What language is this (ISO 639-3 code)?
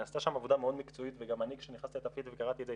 heb